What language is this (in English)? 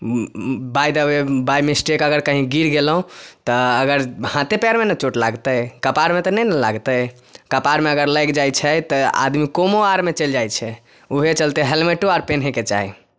Maithili